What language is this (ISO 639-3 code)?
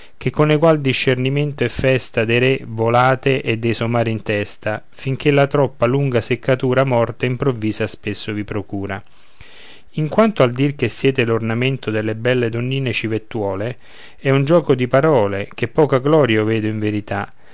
ita